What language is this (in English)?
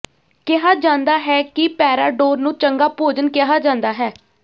Punjabi